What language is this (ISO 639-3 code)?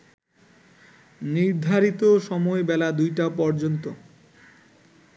ben